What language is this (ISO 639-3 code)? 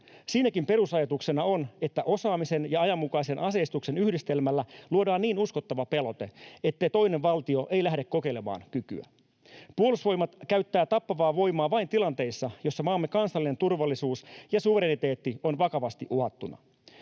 fin